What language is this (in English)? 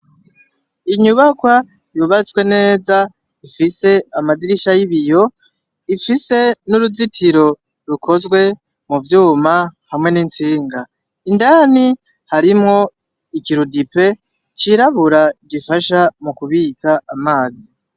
Rundi